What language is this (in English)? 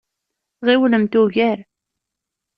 Kabyle